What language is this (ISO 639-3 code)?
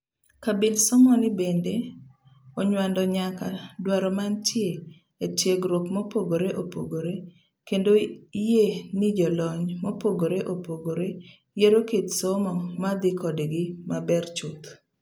luo